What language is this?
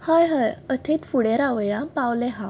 Konkani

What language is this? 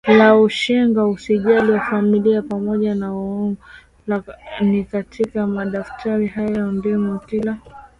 Swahili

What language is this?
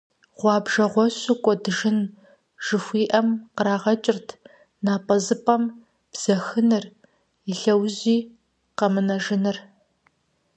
Kabardian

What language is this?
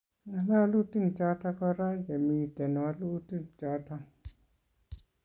Kalenjin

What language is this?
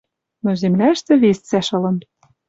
Western Mari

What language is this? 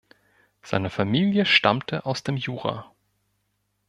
German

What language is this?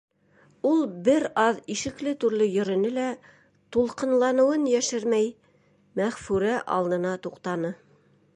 Bashkir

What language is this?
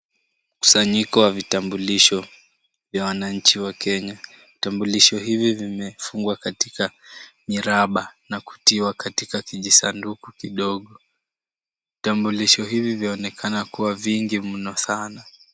Swahili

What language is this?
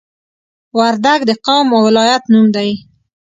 Pashto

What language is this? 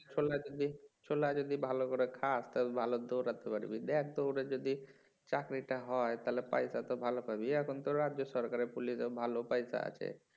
Bangla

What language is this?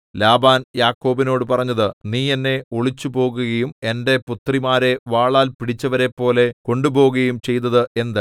Malayalam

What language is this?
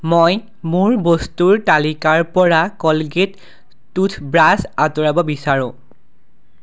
Assamese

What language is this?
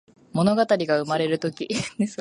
Japanese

